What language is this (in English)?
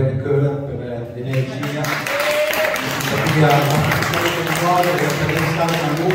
Italian